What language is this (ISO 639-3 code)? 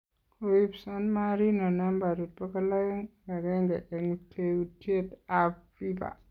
kln